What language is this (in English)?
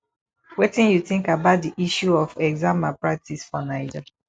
Nigerian Pidgin